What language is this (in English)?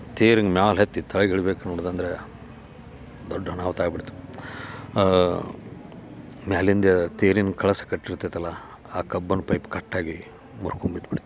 Kannada